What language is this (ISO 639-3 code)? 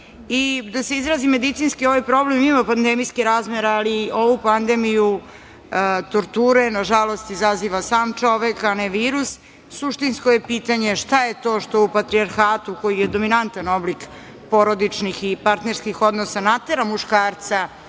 srp